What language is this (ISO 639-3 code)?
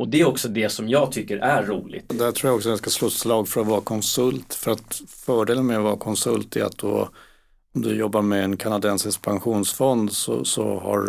swe